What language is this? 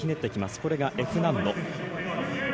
Japanese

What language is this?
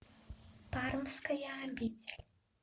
Russian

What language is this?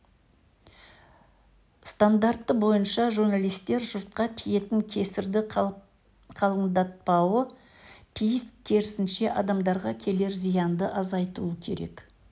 Kazakh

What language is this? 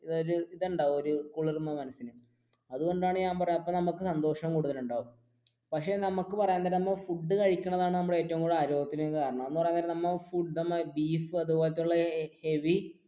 Malayalam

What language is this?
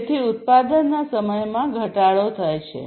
Gujarati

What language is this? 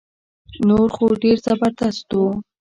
Pashto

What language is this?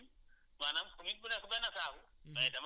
Wolof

